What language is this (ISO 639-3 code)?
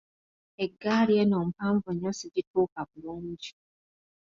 lug